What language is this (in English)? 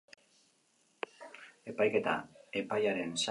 Basque